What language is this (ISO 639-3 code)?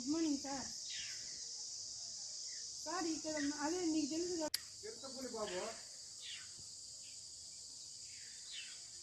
tel